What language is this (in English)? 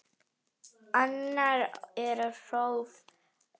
Icelandic